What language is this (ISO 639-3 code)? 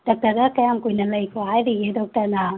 mni